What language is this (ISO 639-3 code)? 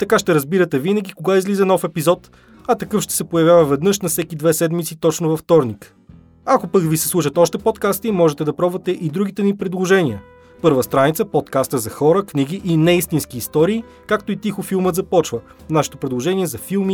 bul